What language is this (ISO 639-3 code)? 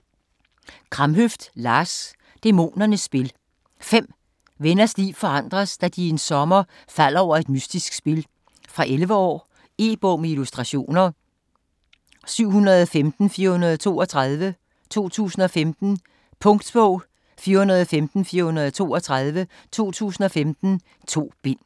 dan